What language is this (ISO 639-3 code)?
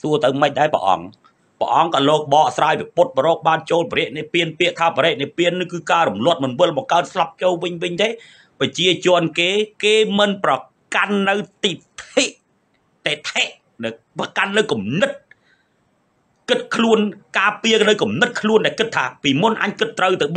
tha